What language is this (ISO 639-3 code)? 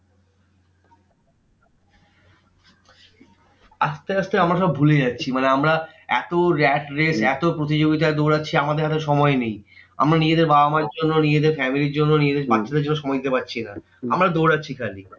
ben